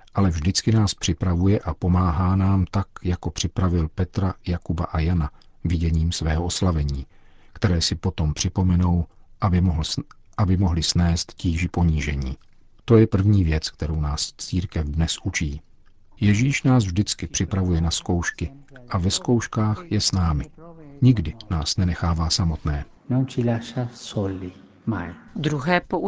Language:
Czech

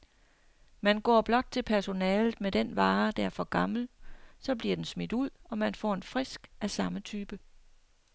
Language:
Danish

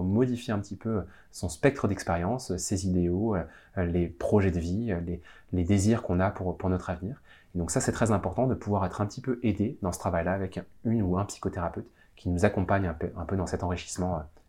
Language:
French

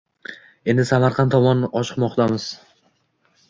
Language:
Uzbek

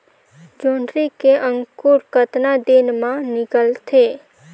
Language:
Chhattisgarhi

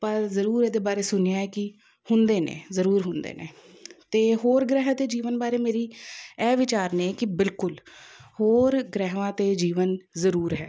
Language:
Punjabi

